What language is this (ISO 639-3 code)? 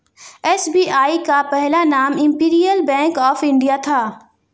hin